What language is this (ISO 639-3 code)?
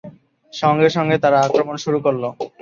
ben